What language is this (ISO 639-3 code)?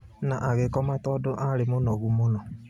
kik